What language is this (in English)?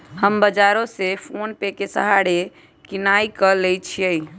Magahi